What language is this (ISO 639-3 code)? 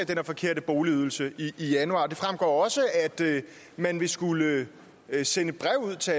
dan